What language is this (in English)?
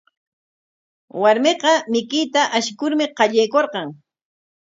Corongo Ancash Quechua